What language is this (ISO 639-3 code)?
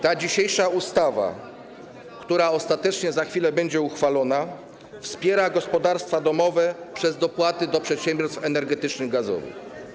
pol